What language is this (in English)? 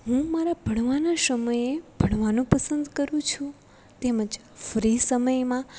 Gujarati